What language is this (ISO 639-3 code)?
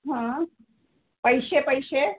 mar